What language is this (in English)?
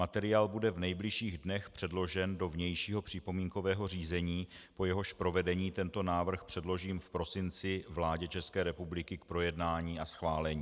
Czech